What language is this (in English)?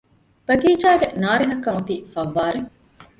Divehi